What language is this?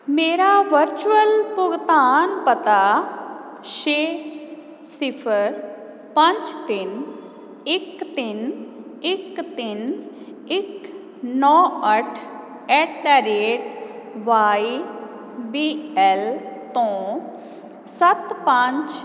Punjabi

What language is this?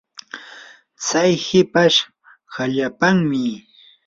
Yanahuanca Pasco Quechua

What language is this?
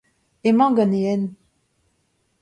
Breton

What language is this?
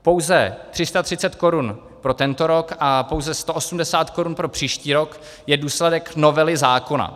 Czech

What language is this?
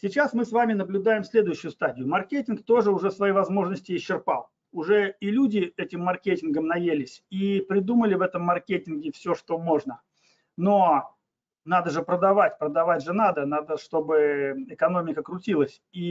Russian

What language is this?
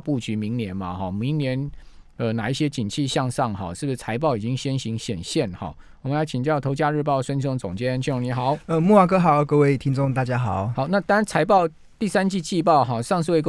Chinese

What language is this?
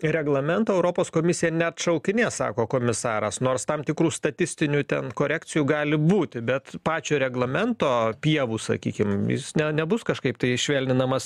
Lithuanian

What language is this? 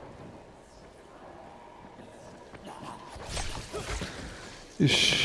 Japanese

